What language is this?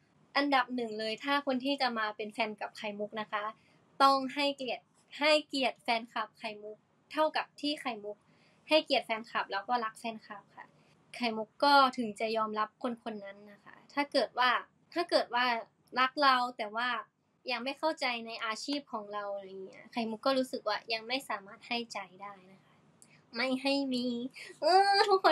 Thai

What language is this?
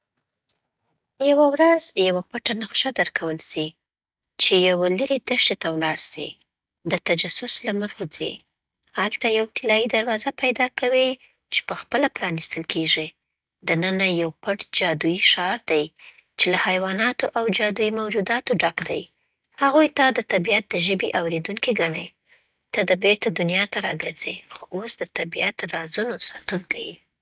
Southern Pashto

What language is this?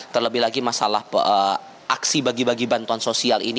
Indonesian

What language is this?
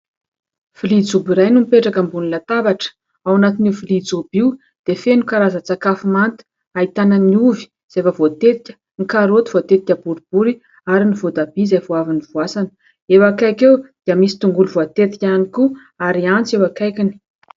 Malagasy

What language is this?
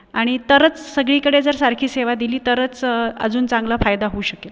Marathi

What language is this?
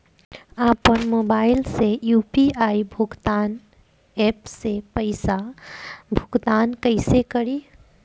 Bhojpuri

